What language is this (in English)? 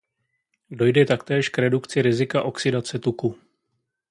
Czech